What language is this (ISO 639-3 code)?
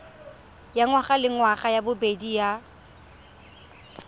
tsn